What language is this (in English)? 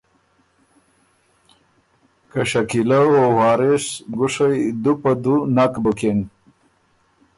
Ormuri